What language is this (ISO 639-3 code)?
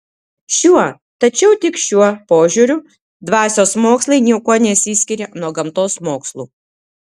lit